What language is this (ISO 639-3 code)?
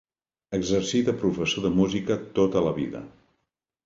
cat